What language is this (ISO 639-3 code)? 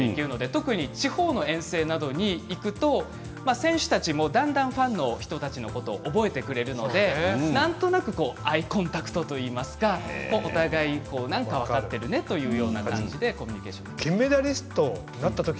jpn